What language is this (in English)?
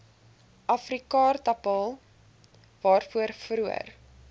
Afrikaans